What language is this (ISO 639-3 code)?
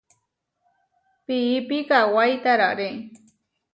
var